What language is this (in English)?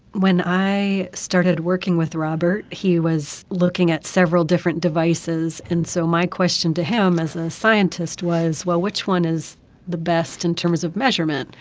English